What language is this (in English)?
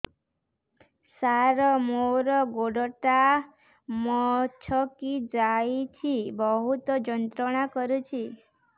Odia